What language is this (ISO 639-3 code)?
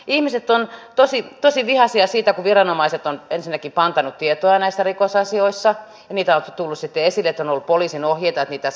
fin